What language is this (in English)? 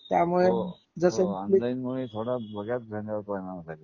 Marathi